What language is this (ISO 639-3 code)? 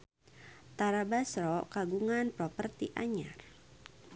sun